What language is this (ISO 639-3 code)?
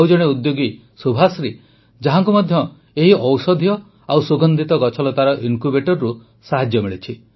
ori